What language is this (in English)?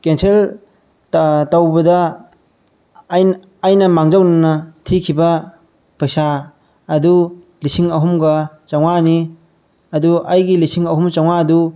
Manipuri